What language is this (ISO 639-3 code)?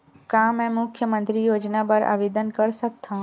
hne